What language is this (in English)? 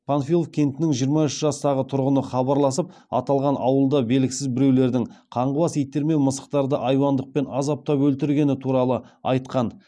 Kazakh